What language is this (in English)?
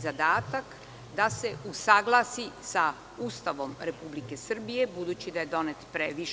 Serbian